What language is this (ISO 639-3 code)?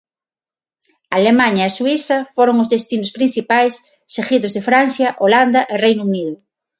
glg